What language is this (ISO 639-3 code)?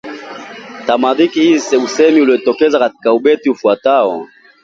swa